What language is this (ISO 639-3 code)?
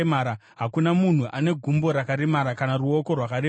sna